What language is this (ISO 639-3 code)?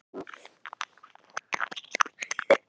isl